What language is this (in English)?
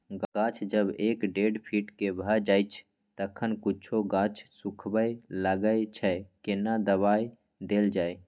Maithili